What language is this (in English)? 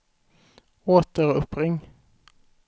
Swedish